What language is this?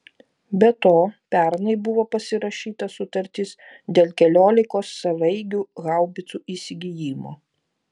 Lithuanian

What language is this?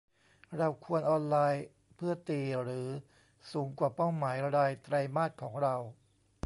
Thai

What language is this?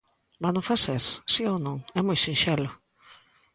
Galician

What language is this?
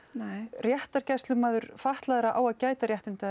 Icelandic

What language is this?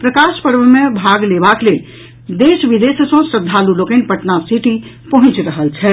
Maithili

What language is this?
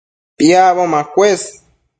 Matsés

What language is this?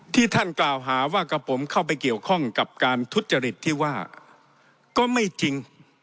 Thai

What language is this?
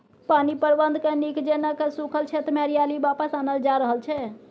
Maithili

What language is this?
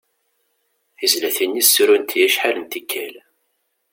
Kabyle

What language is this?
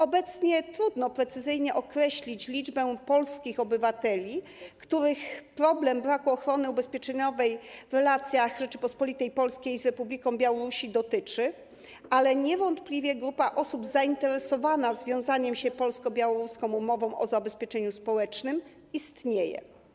Polish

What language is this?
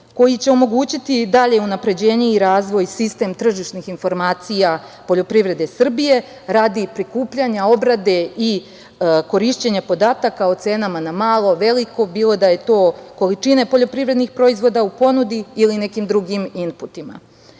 Serbian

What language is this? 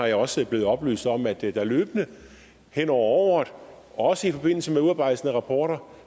Danish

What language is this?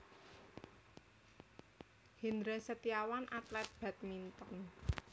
Javanese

